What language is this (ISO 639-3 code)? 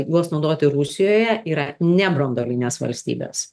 lit